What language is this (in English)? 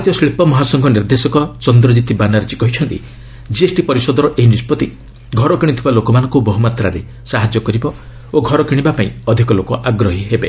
Odia